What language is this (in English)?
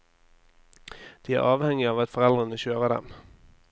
Norwegian